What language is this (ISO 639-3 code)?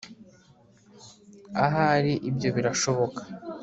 kin